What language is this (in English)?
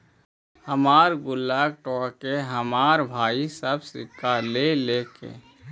Magahi